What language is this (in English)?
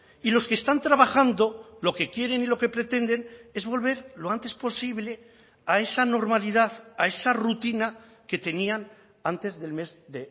Spanish